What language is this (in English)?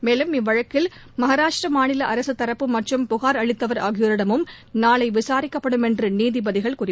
Tamil